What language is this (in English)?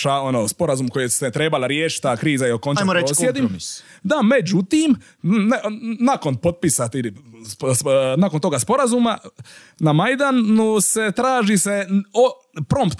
Croatian